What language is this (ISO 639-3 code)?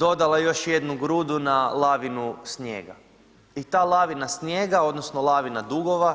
hrv